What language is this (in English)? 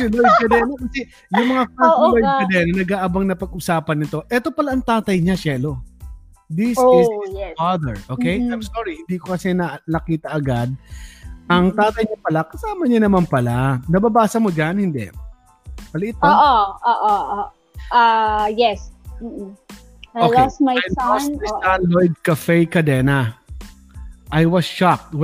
Filipino